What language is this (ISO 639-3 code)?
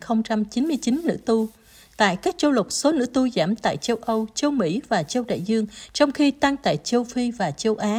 vie